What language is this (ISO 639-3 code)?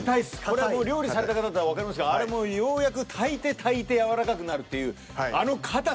jpn